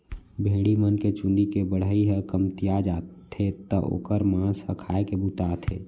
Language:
Chhattisgarhi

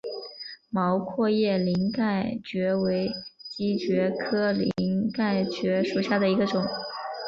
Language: Chinese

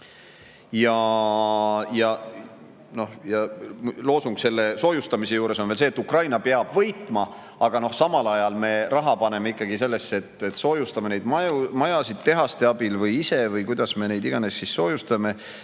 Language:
Estonian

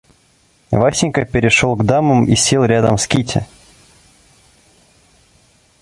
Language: Russian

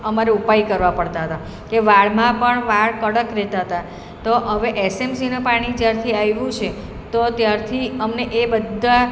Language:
Gujarati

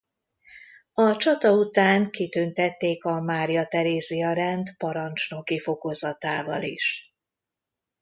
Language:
Hungarian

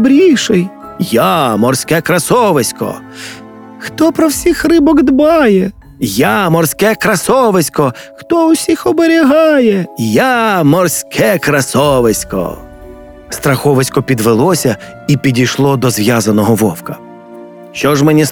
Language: Ukrainian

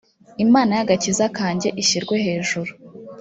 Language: Kinyarwanda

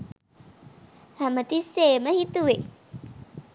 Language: Sinhala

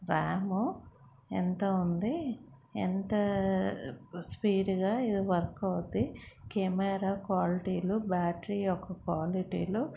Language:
Telugu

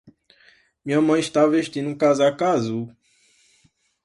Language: Portuguese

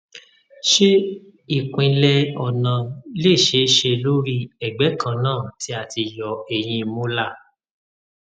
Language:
Yoruba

